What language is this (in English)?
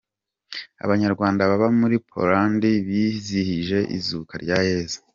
Kinyarwanda